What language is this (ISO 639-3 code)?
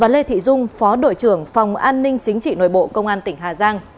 vie